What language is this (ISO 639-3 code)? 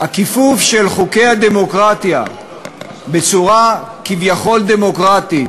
heb